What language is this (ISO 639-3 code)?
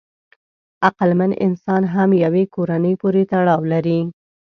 pus